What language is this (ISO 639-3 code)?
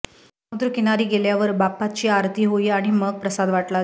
mar